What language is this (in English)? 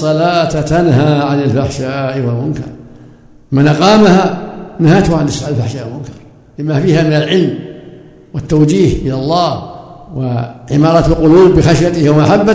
Arabic